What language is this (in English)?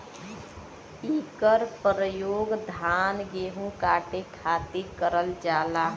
Bhojpuri